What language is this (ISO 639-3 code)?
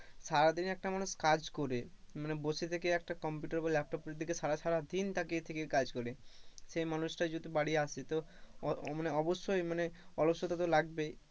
ben